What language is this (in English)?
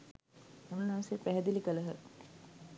Sinhala